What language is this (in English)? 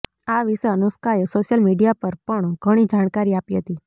Gujarati